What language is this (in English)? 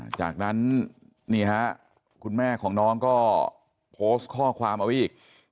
Thai